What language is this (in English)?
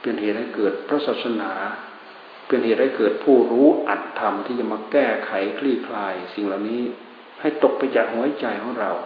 Thai